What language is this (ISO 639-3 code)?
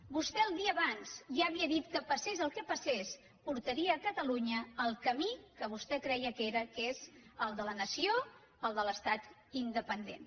cat